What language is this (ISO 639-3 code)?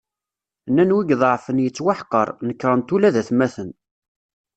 kab